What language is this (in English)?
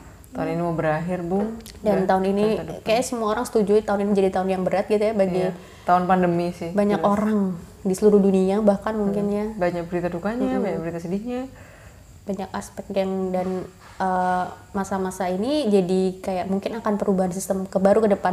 Indonesian